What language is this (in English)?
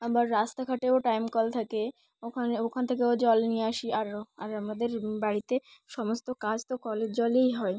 Bangla